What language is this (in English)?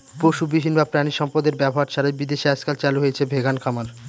Bangla